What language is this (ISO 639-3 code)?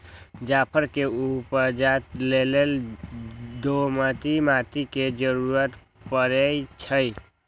mag